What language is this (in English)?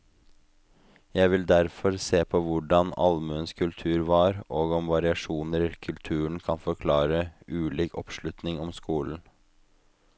Norwegian